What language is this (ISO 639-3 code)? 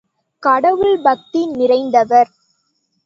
tam